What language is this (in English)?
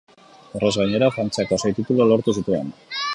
Basque